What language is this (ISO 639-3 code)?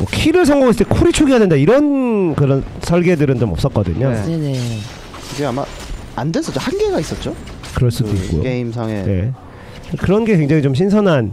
kor